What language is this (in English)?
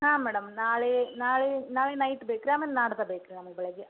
Kannada